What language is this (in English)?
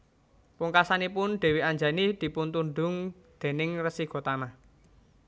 Javanese